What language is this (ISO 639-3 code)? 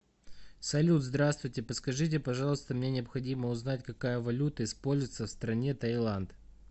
rus